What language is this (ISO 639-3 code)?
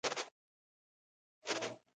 pus